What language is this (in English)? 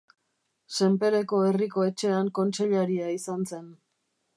Basque